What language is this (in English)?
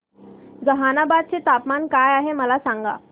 Marathi